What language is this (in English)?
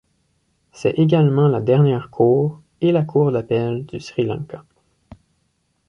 French